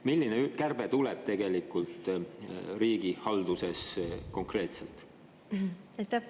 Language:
Estonian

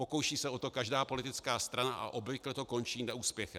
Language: Czech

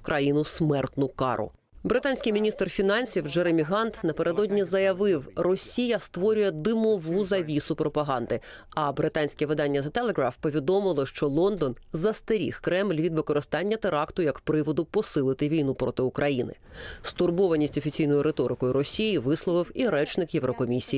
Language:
Ukrainian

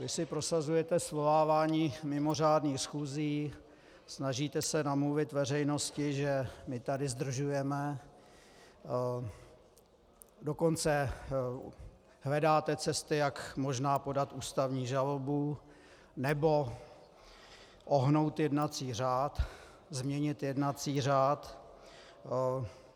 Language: Czech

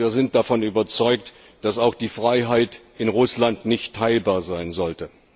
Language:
German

